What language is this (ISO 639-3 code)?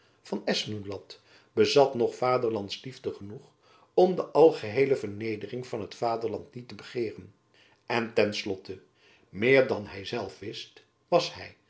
nld